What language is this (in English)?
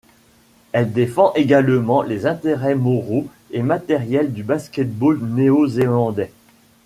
French